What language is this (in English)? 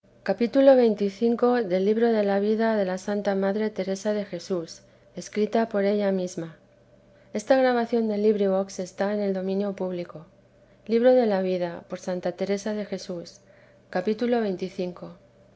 Spanish